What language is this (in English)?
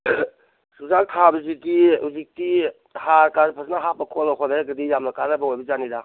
Manipuri